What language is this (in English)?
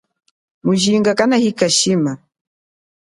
Chokwe